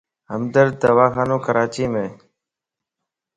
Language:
Lasi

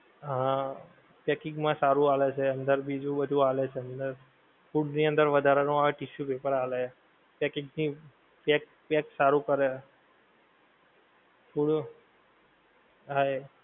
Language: Gujarati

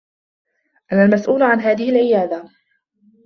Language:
Arabic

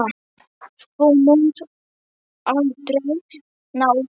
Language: Icelandic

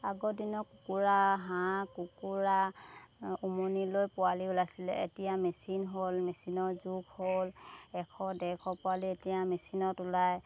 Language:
Assamese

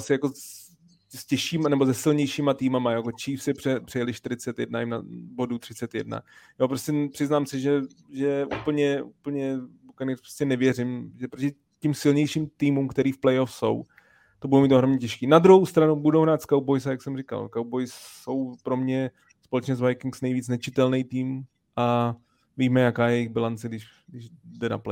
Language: Czech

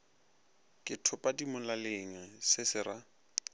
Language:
Northern Sotho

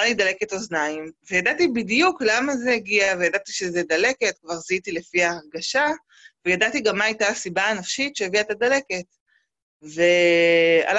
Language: Hebrew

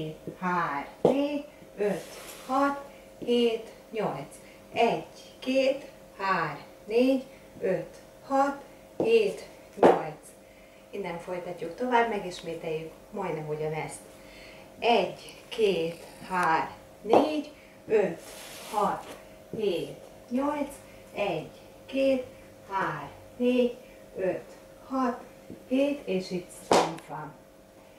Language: Hungarian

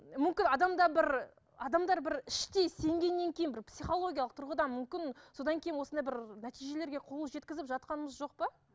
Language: Kazakh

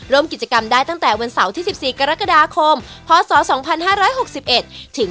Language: Thai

